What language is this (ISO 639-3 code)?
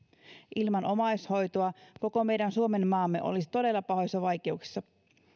fin